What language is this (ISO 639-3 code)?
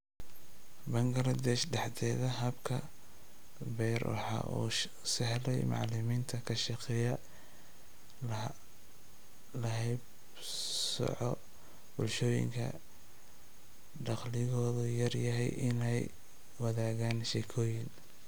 som